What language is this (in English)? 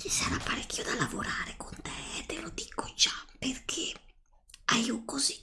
Italian